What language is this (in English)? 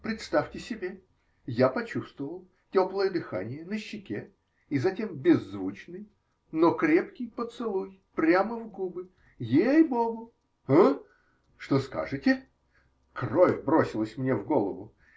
Russian